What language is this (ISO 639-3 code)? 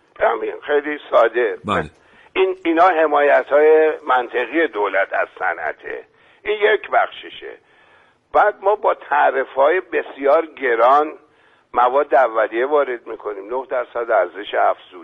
fas